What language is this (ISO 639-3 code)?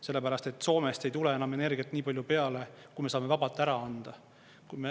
est